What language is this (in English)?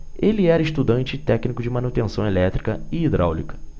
Portuguese